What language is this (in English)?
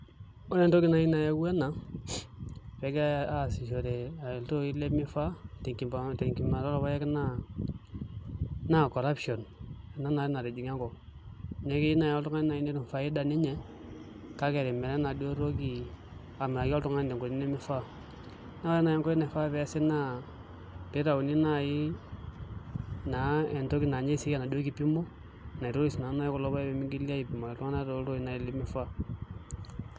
Masai